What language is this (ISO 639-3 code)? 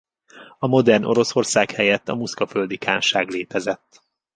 hun